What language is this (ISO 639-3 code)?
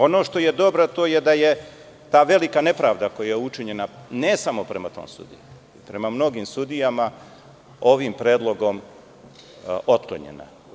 srp